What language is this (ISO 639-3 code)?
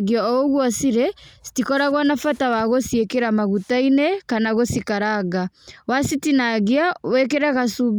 kik